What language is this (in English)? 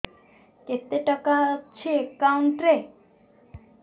Odia